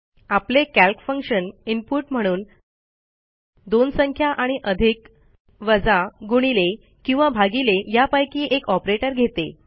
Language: Marathi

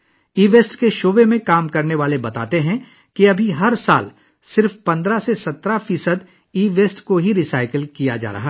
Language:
Urdu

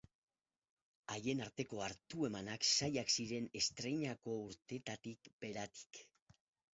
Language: Basque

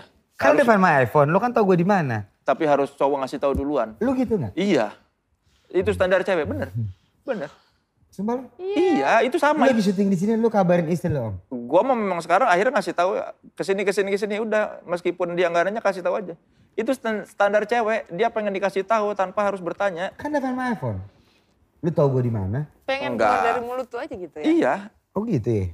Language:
Indonesian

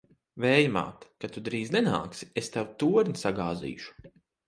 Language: Latvian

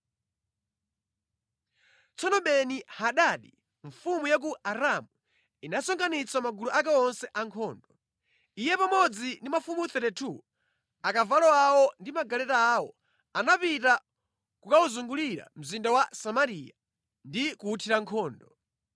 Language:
Nyanja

